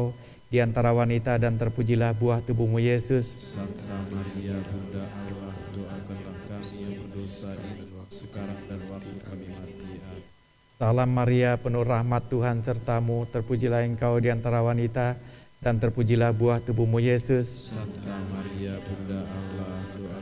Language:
Indonesian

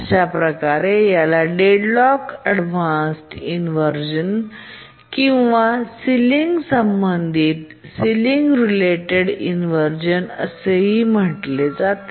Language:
Marathi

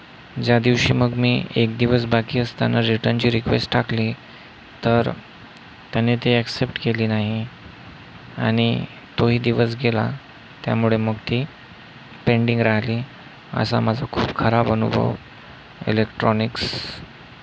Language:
Marathi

